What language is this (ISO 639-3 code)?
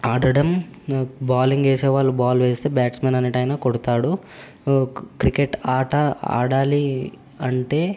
tel